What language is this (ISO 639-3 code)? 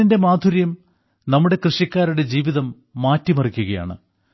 mal